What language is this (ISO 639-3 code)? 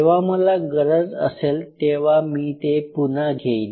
mar